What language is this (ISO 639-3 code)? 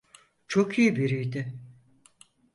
tur